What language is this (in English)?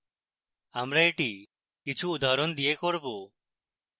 Bangla